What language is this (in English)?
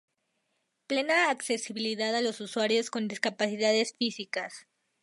Spanish